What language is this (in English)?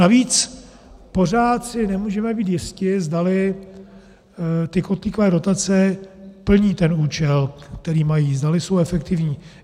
Czech